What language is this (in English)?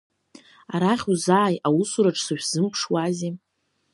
Abkhazian